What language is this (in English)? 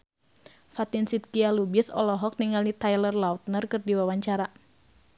Sundanese